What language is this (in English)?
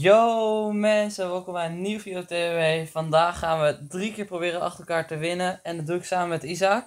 Dutch